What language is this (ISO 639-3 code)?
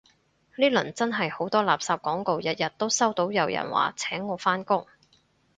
yue